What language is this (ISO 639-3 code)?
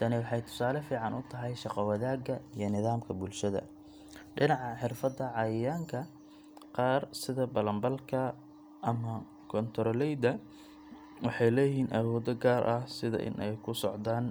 som